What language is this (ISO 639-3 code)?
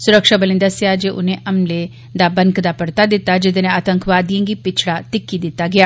doi